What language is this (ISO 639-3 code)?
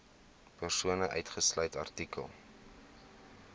afr